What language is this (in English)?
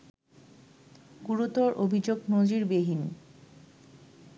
Bangla